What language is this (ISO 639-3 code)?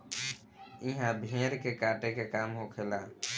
bho